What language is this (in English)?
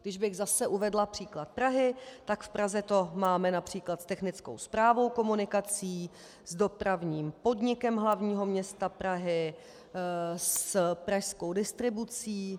Czech